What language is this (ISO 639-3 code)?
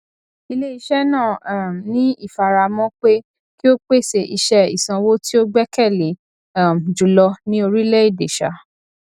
yor